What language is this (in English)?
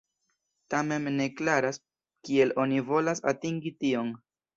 Esperanto